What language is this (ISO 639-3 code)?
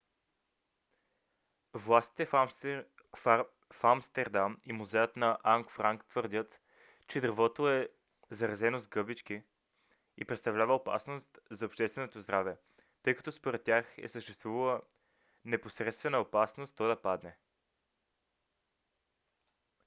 bul